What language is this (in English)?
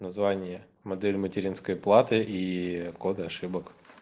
Russian